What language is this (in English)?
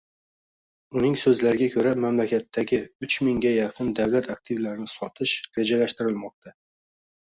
Uzbek